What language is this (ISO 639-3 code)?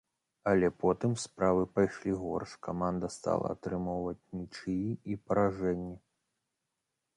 bel